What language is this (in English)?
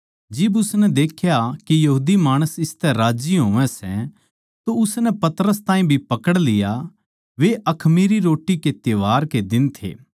Haryanvi